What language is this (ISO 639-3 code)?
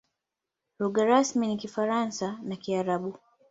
swa